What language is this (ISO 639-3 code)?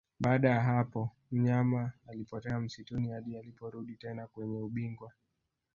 swa